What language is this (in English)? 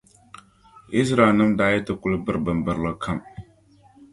Dagbani